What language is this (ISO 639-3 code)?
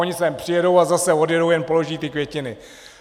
ces